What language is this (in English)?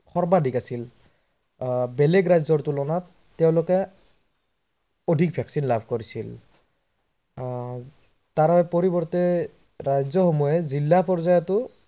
Assamese